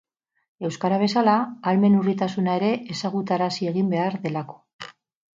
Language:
Basque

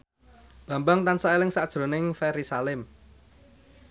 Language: Javanese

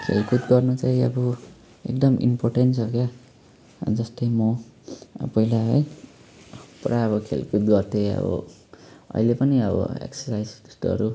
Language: Nepali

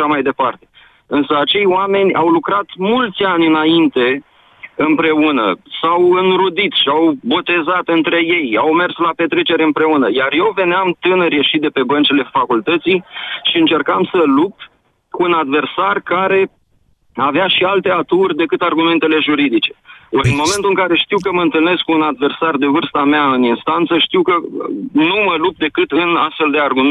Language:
Romanian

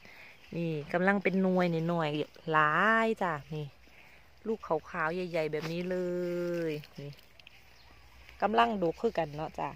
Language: Thai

